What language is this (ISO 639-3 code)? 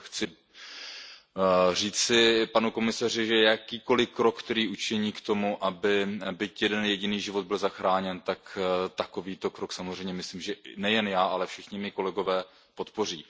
ces